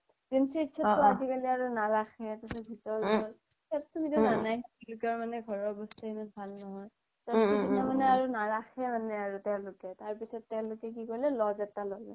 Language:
Assamese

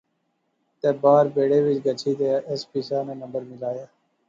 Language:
Pahari-Potwari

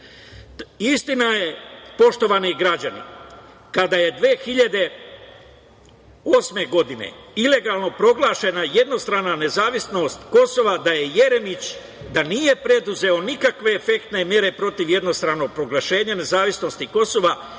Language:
Serbian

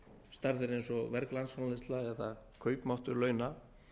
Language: Icelandic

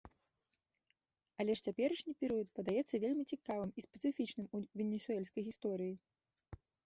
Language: Belarusian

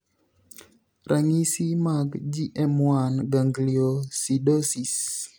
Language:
Luo (Kenya and Tanzania)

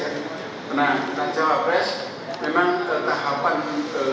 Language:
Indonesian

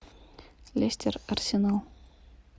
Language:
Russian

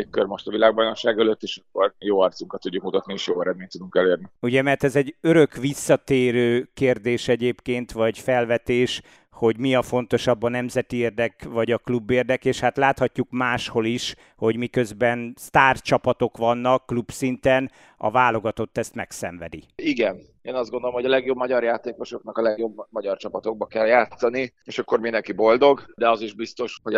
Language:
Hungarian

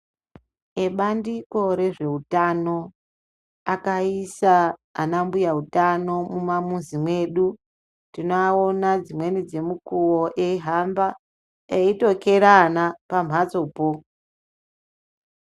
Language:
Ndau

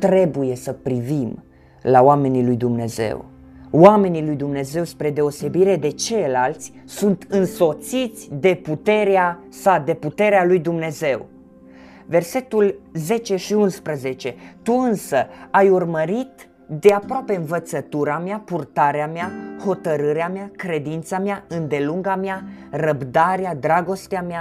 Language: Romanian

